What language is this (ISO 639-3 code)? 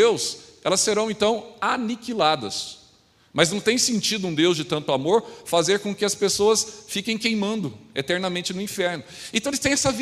por